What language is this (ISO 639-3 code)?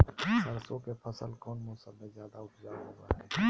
mag